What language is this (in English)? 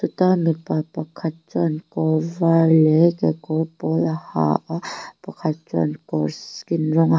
Mizo